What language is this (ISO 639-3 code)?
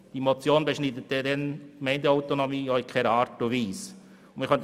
gsw